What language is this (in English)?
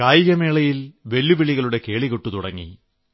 Malayalam